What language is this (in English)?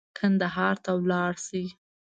Pashto